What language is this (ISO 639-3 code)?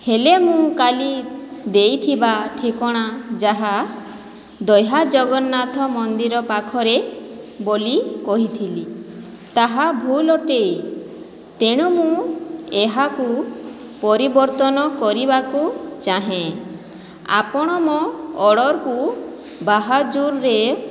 ori